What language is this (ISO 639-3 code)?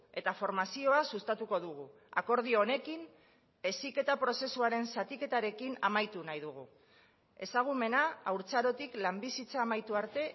eus